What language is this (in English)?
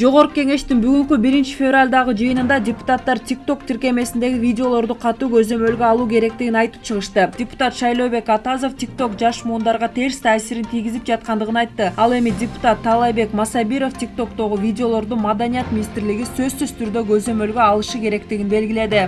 Turkish